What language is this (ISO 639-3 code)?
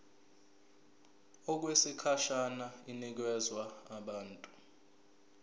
zul